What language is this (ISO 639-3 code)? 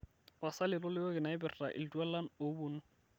mas